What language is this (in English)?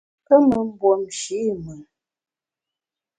Bamun